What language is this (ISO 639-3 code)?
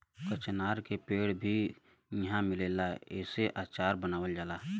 bho